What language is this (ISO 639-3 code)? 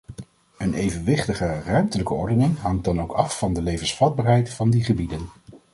nld